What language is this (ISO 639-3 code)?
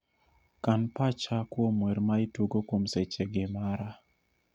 luo